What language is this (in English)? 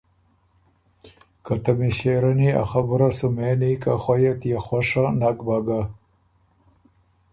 Ormuri